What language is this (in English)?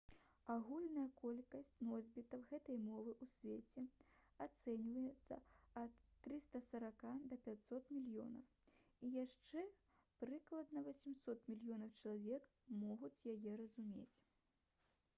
Belarusian